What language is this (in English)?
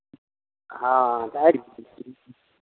Maithili